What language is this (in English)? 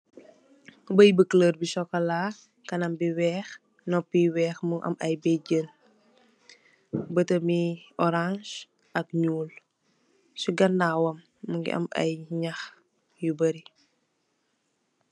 Wolof